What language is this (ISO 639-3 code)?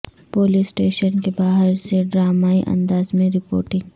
urd